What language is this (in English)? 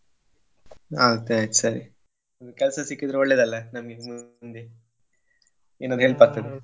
Kannada